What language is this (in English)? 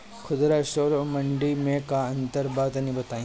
Bhojpuri